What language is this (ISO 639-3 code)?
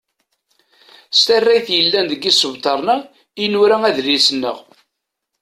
kab